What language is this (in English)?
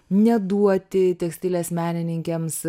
Lithuanian